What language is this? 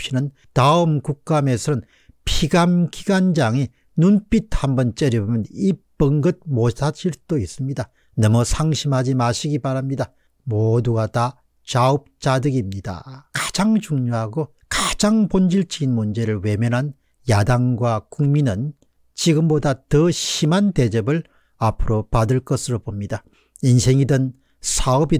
Korean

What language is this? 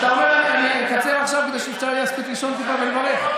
Hebrew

